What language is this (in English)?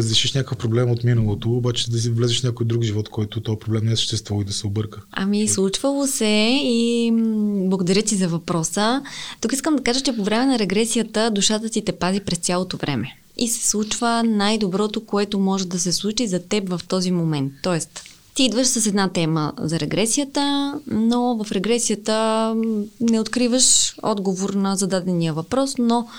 Bulgarian